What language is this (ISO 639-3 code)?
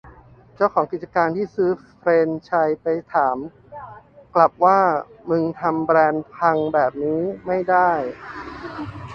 tha